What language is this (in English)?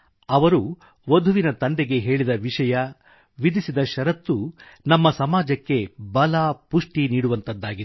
Kannada